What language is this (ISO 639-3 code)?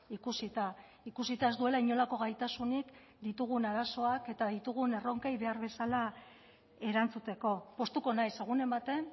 eus